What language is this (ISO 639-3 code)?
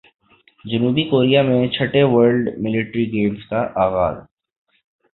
urd